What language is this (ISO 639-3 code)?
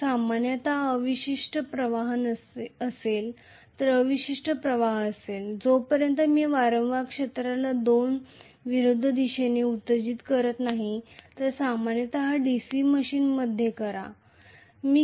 mar